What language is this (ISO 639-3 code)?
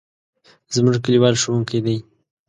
pus